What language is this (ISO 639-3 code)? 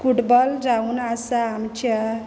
kok